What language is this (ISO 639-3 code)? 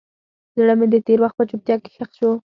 pus